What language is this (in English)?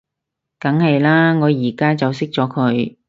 Cantonese